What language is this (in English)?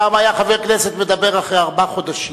Hebrew